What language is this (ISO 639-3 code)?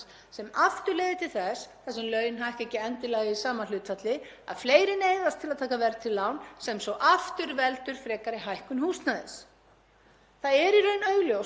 isl